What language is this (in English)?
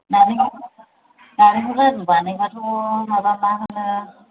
Bodo